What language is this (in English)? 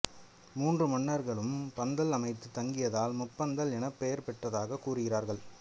Tamil